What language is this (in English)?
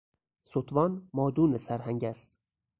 Persian